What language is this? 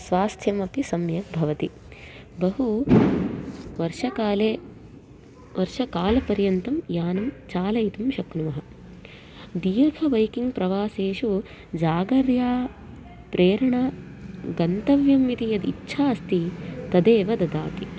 Sanskrit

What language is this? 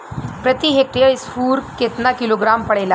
Bhojpuri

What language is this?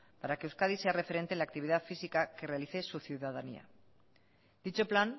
Spanish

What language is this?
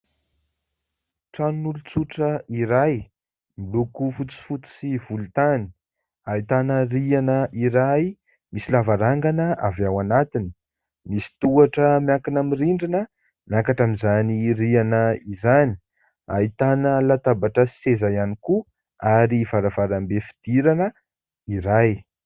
Malagasy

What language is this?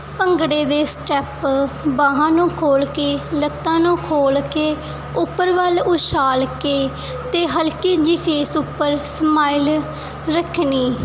Punjabi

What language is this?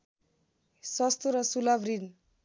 Nepali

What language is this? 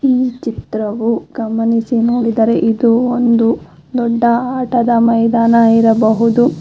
Kannada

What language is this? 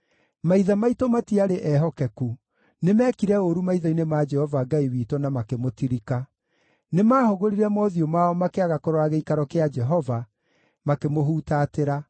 Kikuyu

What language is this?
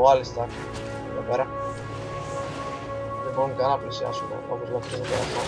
Greek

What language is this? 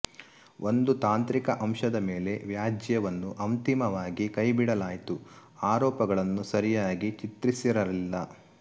Kannada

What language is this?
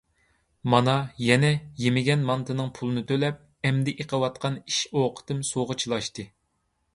Uyghur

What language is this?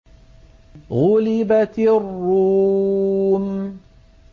Arabic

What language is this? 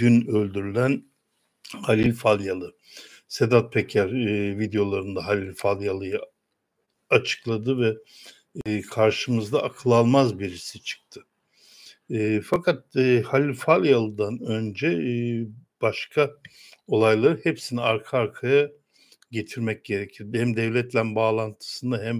Turkish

